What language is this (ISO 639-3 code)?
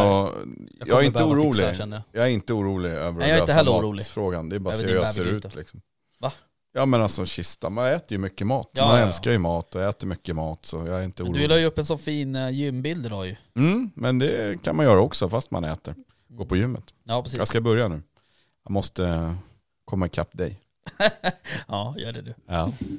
swe